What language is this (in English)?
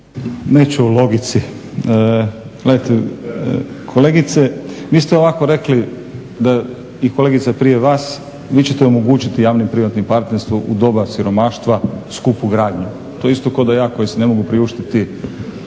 Croatian